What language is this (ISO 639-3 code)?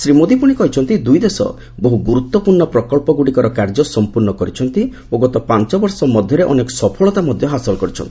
ori